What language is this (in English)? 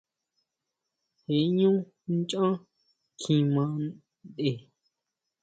Huautla Mazatec